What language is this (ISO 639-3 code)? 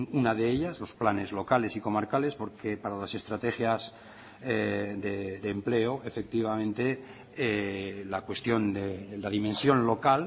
spa